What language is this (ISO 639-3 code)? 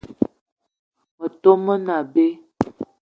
eto